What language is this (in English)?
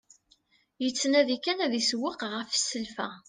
Kabyle